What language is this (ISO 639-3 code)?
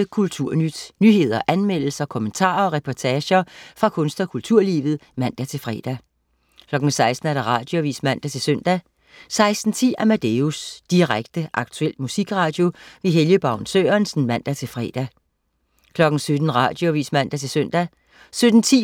dan